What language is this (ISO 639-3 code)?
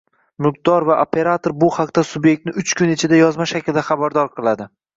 uzb